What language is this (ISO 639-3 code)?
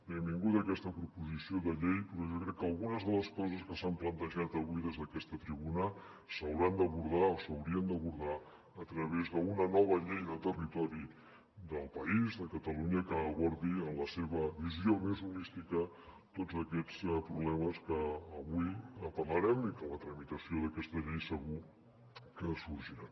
cat